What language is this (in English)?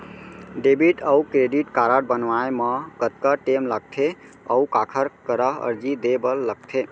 Chhattisgarhi